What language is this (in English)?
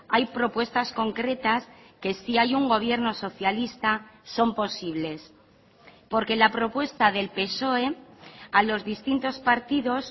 Spanish